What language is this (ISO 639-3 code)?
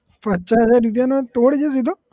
guj